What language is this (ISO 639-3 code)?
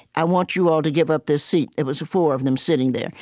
eng